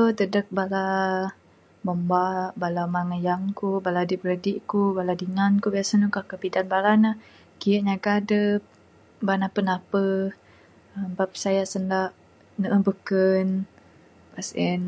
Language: Bukar-Sadung Bidayuh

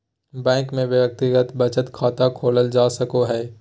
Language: Magahi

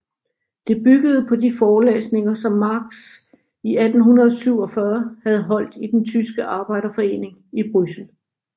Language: Danish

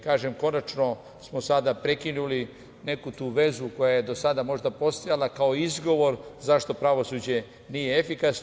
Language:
Serbian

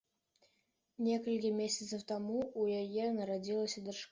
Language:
Belarusian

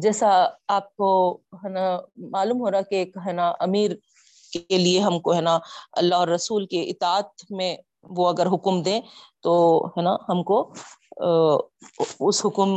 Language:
Urdu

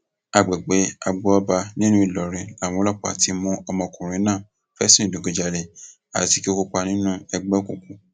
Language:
Yoruba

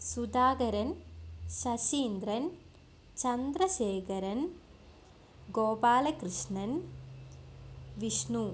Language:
Malayalam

